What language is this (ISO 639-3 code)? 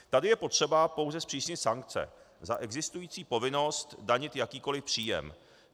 ces